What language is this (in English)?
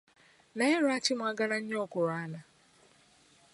Ganda